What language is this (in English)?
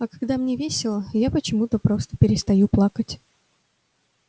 Russian